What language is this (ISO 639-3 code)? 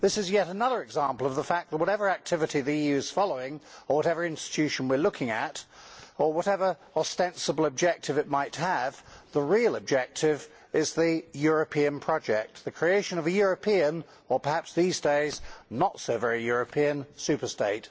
eng